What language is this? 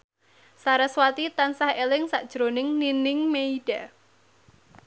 Javanese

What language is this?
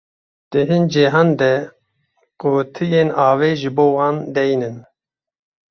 Kurdish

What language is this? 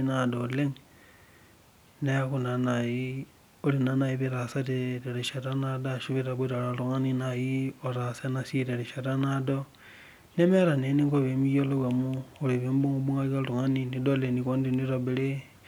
Masai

